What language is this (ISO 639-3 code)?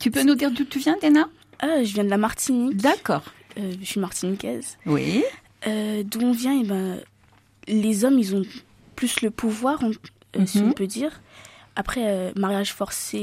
fra